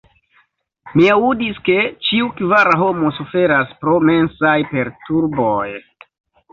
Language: Esperanto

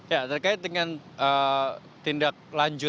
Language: Indonesian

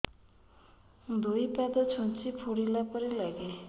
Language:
Odia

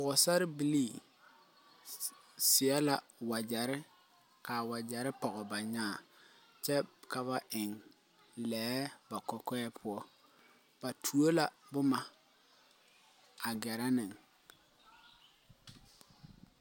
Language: Southern Dagaare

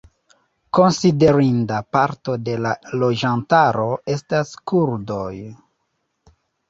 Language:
Esperanto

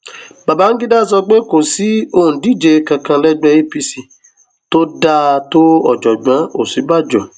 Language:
Yoruba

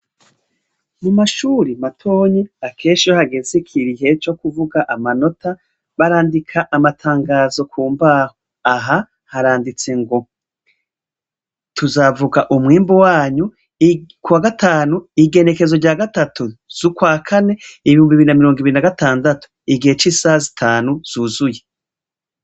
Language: Rundi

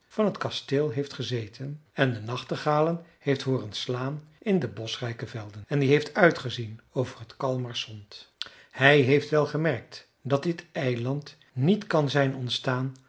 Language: Dutch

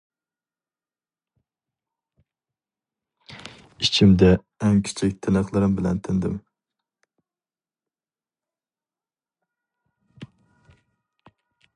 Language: Uyghur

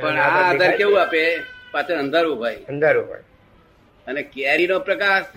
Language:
Gujarati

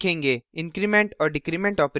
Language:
Hindi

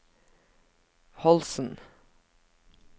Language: Norwegian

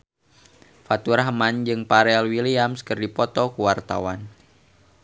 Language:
Sundanese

